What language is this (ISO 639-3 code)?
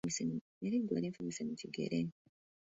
lug